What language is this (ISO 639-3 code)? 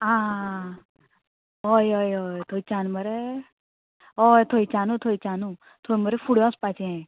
kok